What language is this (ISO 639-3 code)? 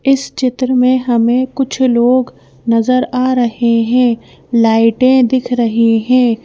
hin